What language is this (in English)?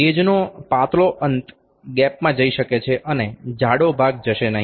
Gujarati